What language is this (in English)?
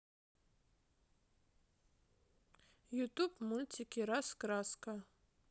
Russian